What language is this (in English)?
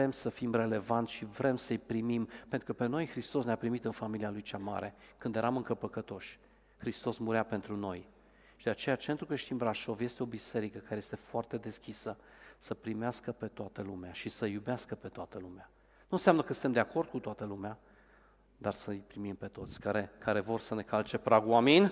Romanian